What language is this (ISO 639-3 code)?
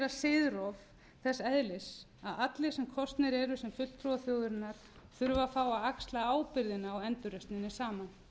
isl